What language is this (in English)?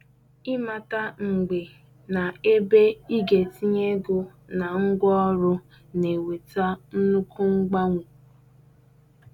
Igbo